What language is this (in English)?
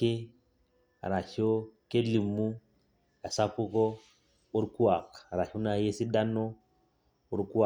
Masai